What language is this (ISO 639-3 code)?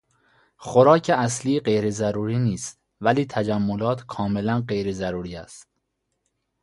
fas